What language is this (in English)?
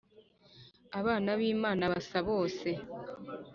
Kinyarwanda